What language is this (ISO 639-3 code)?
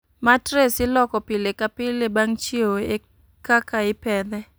luo